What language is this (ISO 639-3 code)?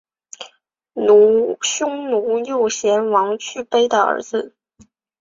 zho